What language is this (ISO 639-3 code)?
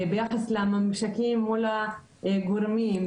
heb